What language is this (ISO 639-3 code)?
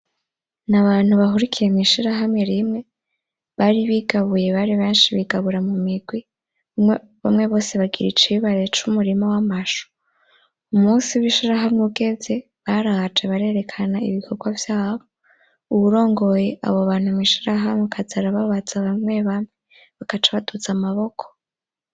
run